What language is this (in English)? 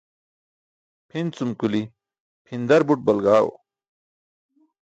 Burushaski